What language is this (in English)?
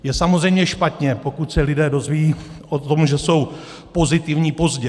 Czech